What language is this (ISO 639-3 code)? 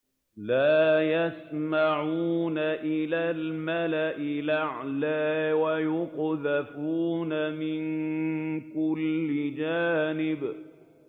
ara